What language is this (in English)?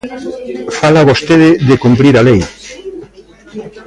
Galician